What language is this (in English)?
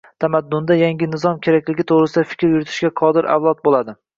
Uzbek